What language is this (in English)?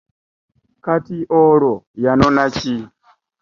Ganda